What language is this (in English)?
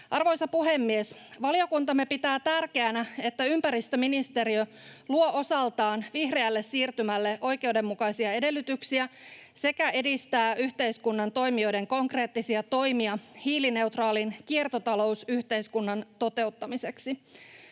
Finnish